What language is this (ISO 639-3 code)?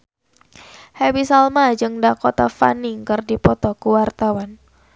sun